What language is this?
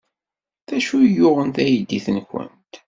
Kabyle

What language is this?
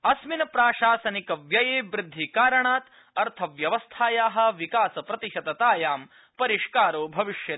Sanskrit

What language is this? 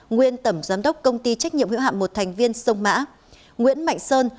Vietnamese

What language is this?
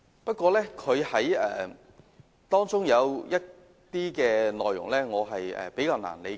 Cantonese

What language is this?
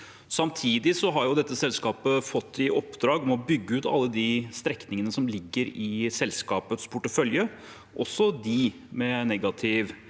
Norwegian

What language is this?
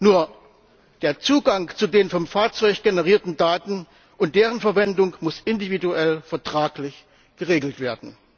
German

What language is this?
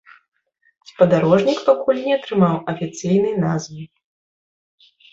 Belarusian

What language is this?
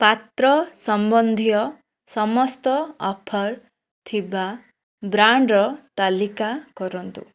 Odia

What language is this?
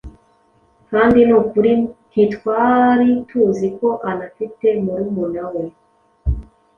Kinyarwanda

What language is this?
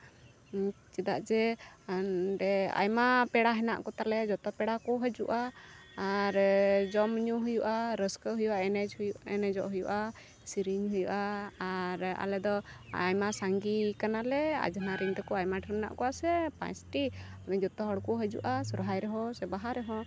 Santali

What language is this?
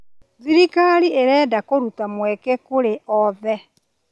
Kikuyu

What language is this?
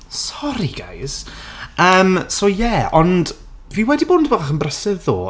Welsh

